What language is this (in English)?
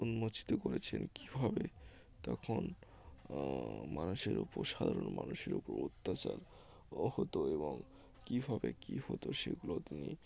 Bangla